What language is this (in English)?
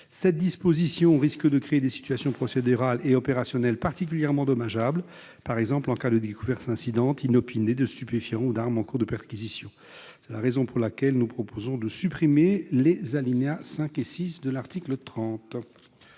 French